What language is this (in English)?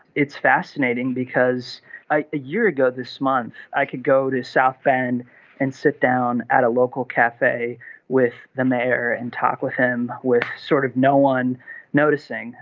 English